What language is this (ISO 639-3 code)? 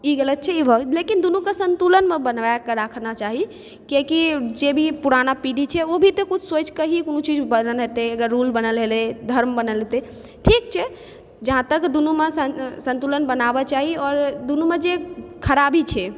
mai